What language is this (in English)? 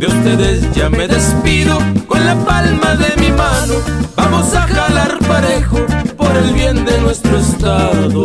Spanish